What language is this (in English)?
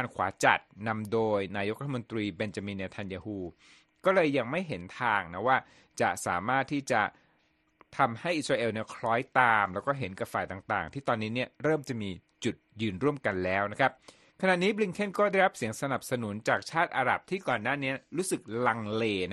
Thai